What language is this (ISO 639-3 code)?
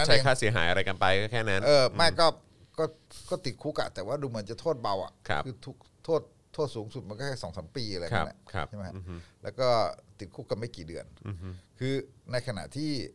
tha